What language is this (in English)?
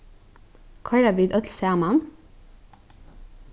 Faroese